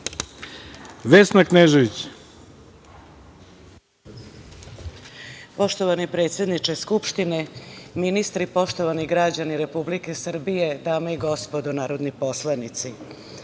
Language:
Serbian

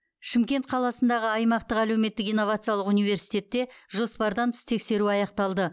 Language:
Kazakh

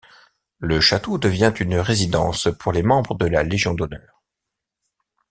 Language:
French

